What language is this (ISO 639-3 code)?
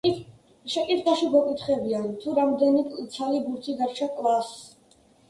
kat